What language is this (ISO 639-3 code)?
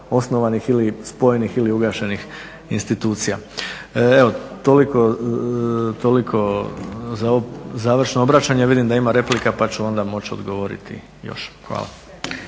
hrv